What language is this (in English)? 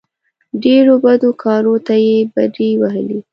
Pashto